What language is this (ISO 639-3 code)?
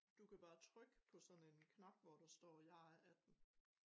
dan